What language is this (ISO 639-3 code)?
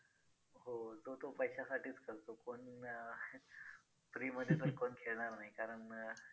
mar